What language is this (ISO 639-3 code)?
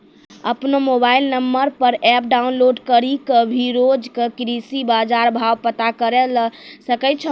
mai